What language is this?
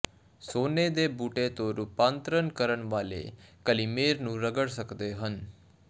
Punjabi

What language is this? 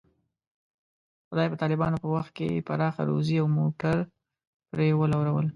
Pashto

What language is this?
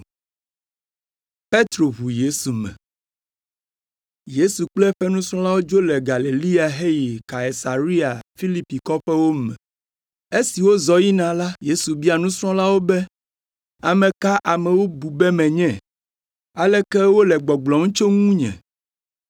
Ewe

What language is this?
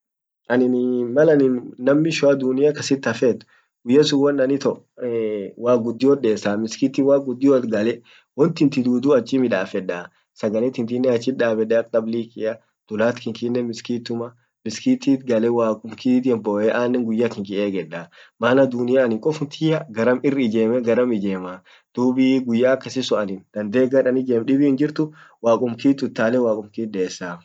Orma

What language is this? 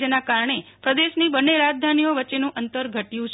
Gujarati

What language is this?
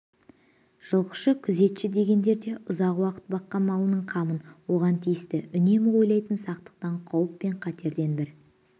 Kazakh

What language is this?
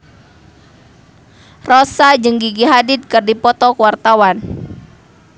Sundanese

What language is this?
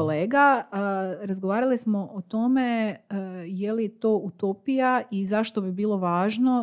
Croatian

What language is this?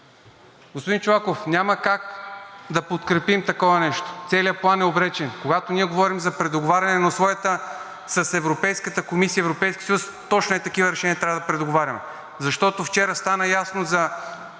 Bulgarian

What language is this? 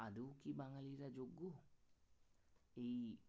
Bangla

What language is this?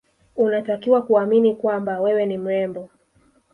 Swahili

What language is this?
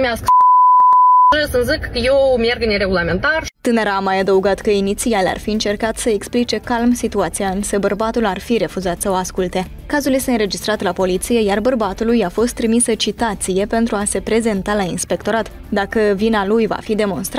Romanian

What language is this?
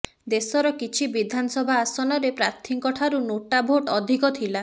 Odia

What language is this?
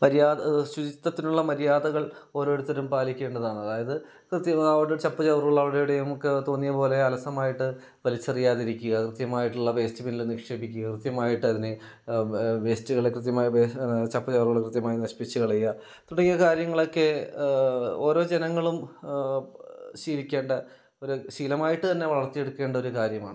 Malayalam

